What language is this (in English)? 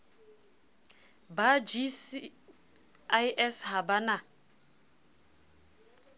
Southern Sotho